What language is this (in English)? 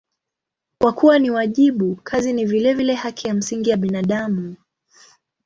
Swahili